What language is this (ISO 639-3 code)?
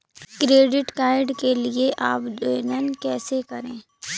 hin